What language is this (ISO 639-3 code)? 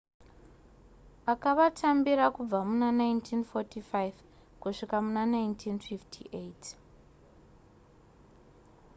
sna